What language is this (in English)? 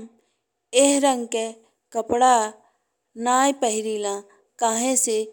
Bhojpuri